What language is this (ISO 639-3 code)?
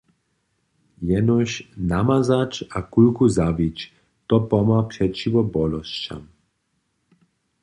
hsb